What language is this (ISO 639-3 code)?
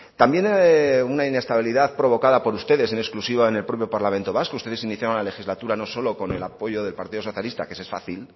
spa